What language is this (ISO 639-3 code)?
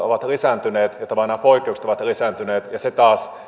fin